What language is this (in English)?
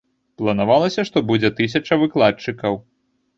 Belarusian